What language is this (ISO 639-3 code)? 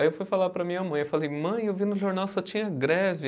por